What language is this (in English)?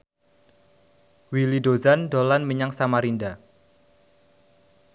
Javanese